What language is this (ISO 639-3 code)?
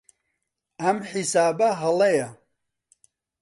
ckb